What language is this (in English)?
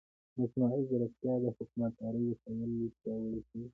Pashto